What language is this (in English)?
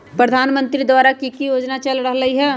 Magahi